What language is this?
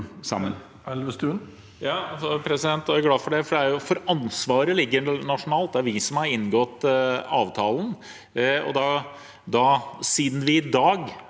Norwegian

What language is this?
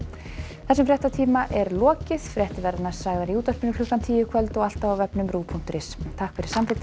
Icelandic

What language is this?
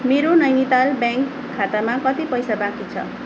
Nepali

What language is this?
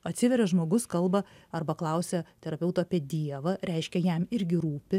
Lithuanian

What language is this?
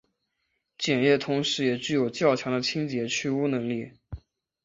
Chinese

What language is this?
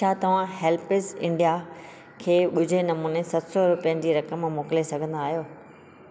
Sindhi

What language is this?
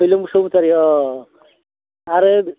Bodo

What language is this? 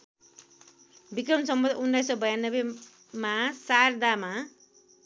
Nepali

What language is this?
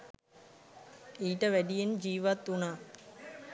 Sinhala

